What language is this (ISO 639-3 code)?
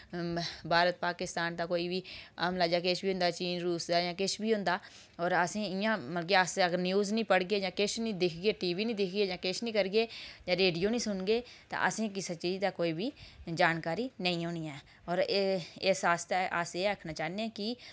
doi